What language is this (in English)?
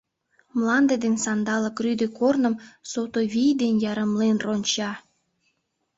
Mari